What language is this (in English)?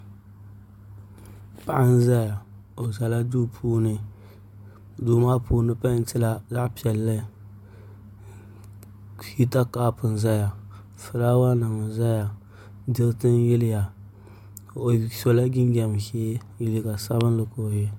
Dagbani